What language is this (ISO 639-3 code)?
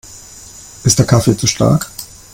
deu